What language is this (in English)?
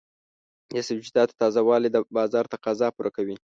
Pashto